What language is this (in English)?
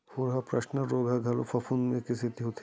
Chhattisgarhi